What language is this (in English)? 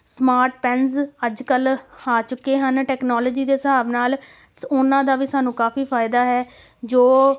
Punjabi